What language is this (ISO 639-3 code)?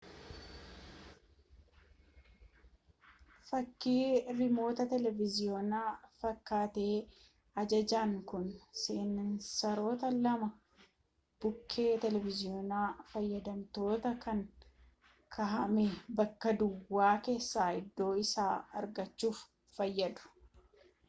orm